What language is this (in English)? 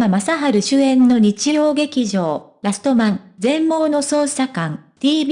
Japanese